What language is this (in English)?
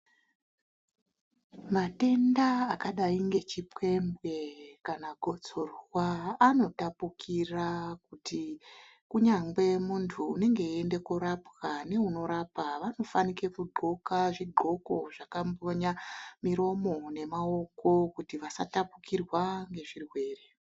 Ndau